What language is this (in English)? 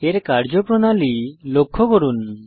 Bangla